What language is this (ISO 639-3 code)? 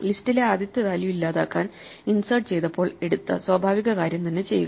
mal